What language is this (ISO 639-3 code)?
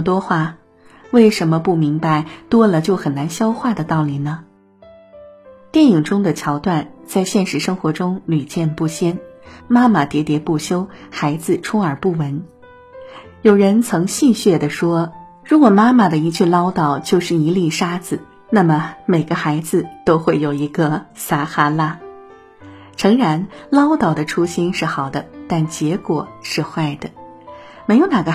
zho